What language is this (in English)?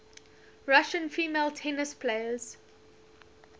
English